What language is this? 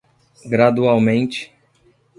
Portuguese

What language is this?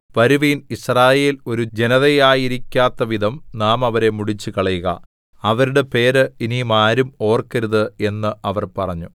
Malayalam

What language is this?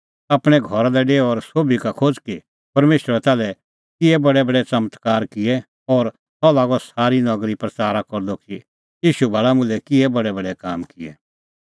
Kullu Pahari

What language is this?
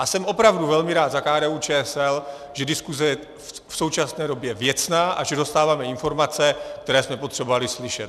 Czech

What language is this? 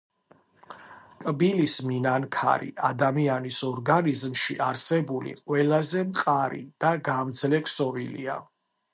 Georgian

